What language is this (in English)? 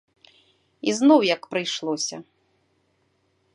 Belarusian